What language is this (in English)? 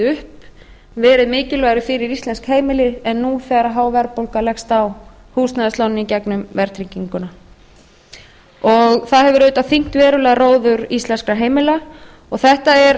Icelandic